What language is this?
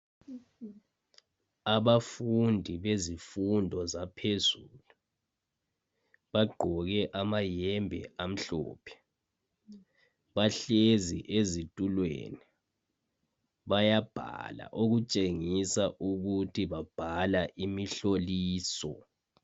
North Ndebele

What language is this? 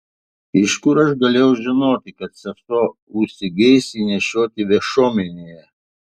Lithuanian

